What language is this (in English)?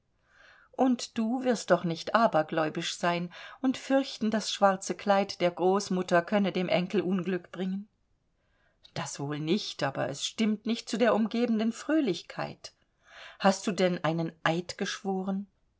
German